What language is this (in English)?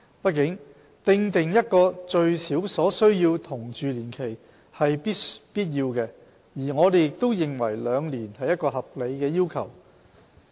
Cantonese